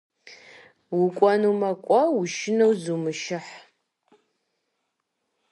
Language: Kabardian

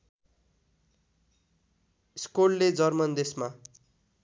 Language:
Nepali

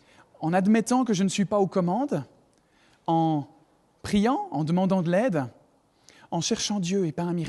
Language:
French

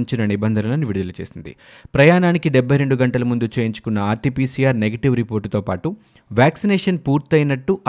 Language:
Telugu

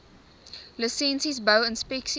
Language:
Afrikaans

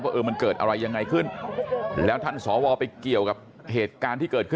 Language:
Thai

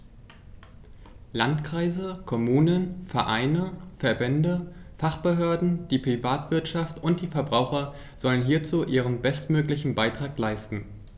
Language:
German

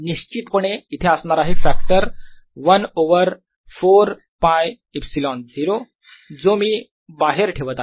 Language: Marathi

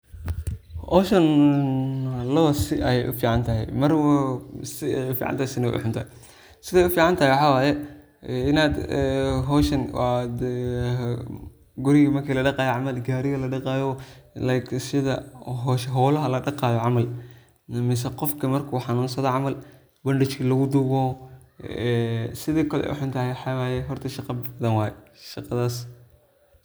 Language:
Somali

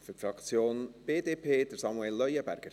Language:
Swiss German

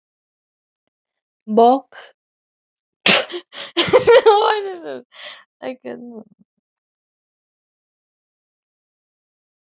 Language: Icelandic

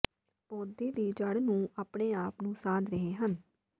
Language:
Punjabi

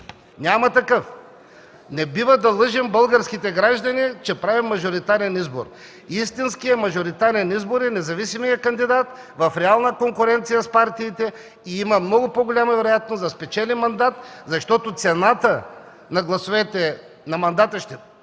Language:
Bulgarian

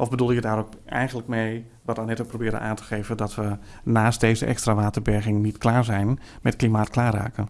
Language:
Dutch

